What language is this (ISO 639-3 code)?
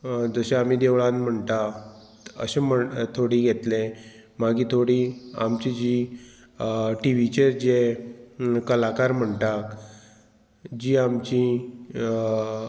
kok